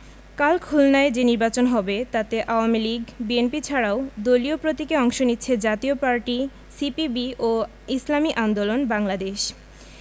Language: Bangla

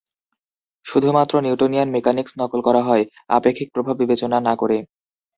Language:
Bangla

